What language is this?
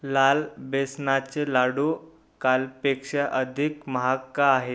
Marathi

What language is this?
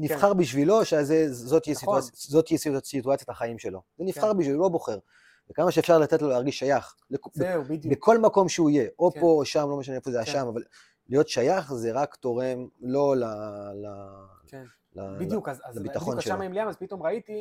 Hebrew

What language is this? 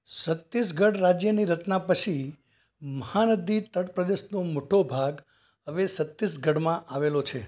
Gujarati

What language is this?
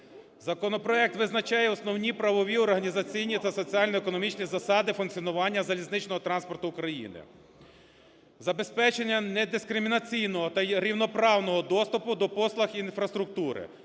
Ukrainian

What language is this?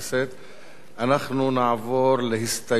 Hebrew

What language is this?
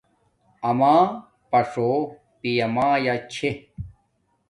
Domaaki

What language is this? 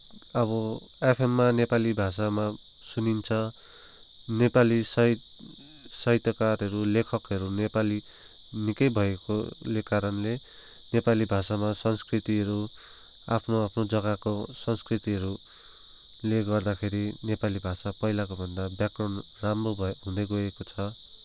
Nepali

